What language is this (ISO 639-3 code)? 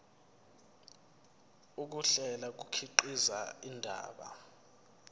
zul